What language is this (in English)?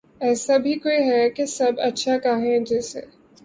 Urdu